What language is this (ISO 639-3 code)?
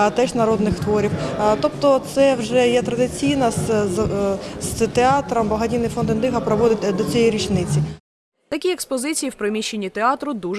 ukr